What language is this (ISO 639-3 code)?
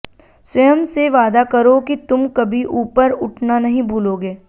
hin